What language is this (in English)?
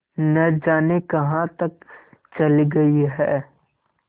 Hindi